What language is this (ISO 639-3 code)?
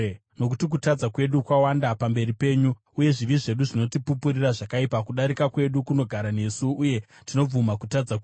sna